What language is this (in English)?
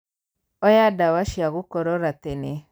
Kikuyu